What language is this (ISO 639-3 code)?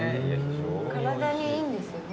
jpn